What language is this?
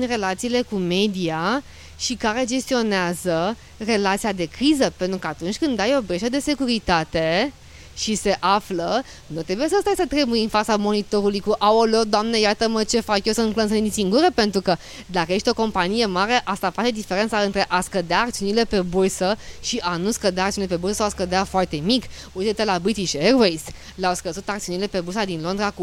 Romanian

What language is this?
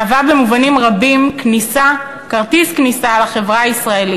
Hebrew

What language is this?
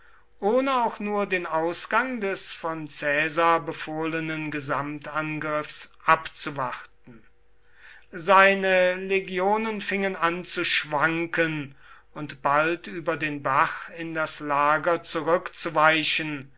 German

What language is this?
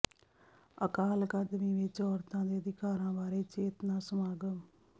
Punjabi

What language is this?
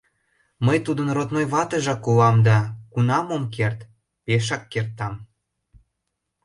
Mari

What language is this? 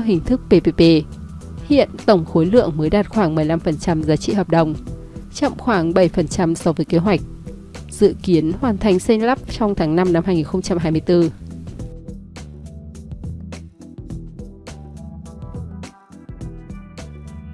Vietnamese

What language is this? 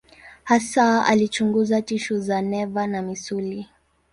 Swahili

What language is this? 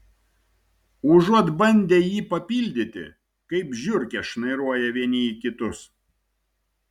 Lithuanian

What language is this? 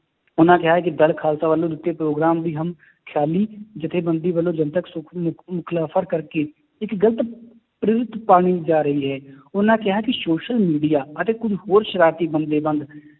Punjabi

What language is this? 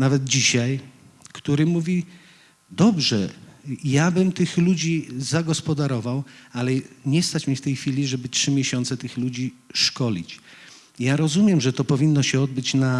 Polish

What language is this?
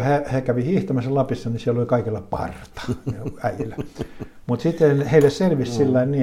Finnish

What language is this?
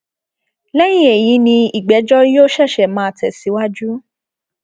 Yoruba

